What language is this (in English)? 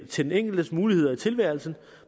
Danish